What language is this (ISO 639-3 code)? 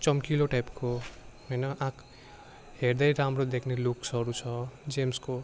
nep